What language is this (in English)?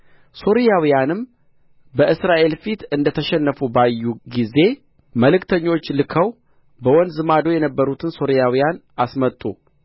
Amharic